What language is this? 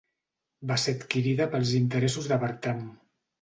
Catalan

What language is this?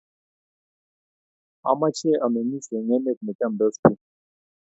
Kalenjin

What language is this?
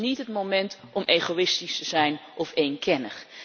Dutch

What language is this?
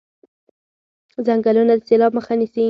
Pashto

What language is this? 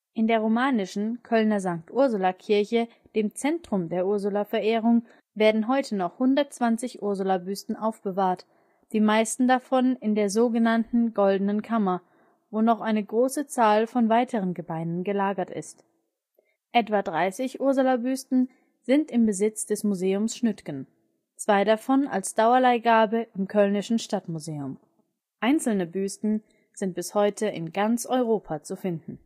German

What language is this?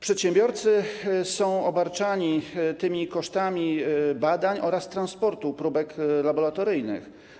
Polish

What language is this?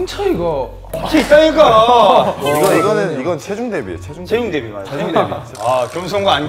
Korean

